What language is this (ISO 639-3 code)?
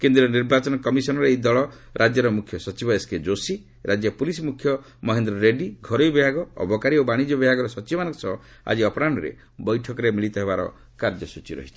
ori